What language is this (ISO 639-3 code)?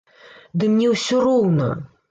bel